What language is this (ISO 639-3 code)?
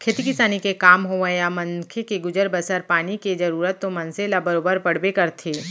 hne